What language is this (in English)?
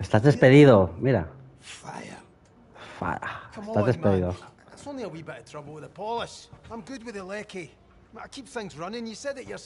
Spanish